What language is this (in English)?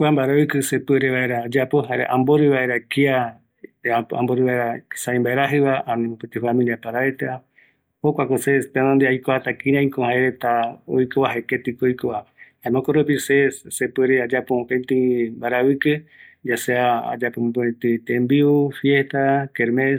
Eastern Bolivian Guaraní